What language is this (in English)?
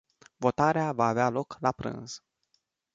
Romanian